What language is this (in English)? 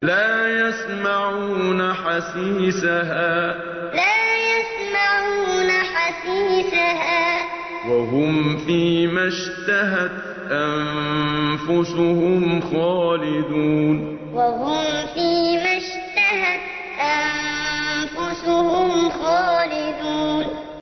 Arabic